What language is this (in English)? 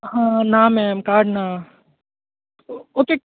Konkani